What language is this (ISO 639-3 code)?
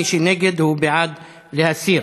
heb